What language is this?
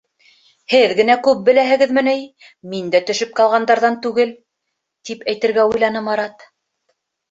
Bashkir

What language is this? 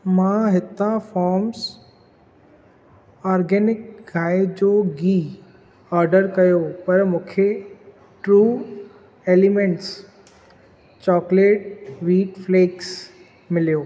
Sindhi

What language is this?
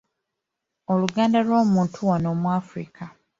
Ganda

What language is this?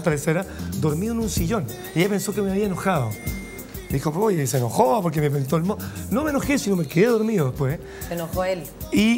Spanish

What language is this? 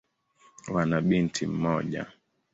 Swahili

